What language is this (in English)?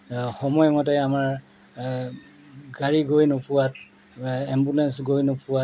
Assamese